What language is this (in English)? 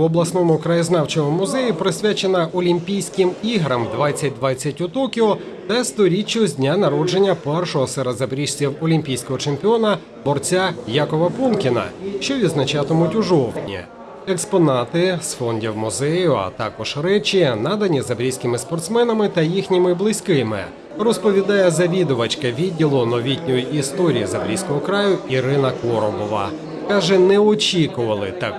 Ukrainian